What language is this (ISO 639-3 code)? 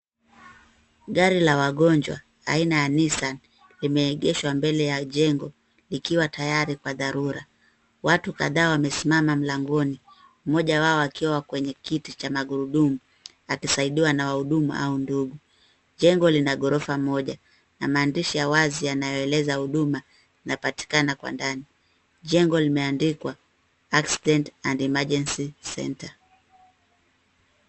swa